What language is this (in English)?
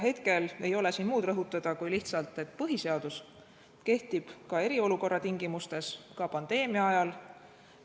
Estonian